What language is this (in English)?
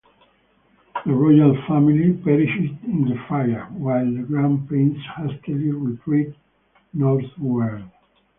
English